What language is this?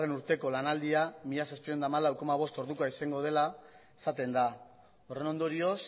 Basque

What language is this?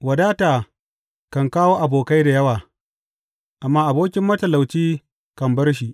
Hausa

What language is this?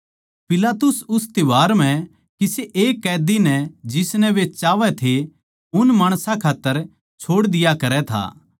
Haryanvi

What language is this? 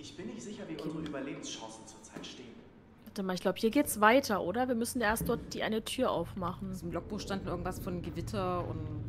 German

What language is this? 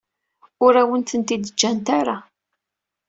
Kabyle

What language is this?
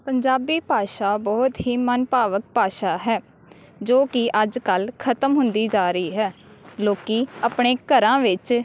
Punjabi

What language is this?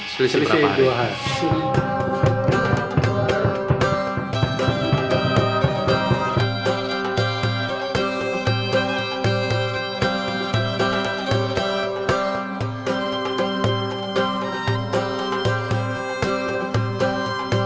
Indonesian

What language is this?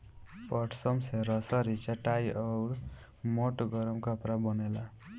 Bhojpuri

